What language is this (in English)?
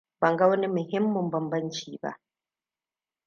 Hausa